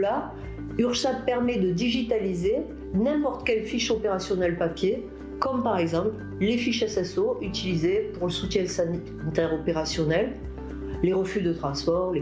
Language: French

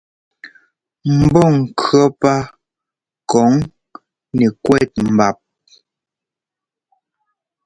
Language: Ngomba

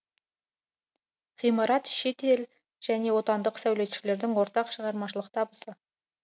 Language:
Kazakh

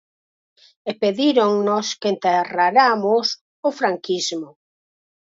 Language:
Galician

